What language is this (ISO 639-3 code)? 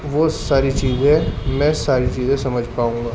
urd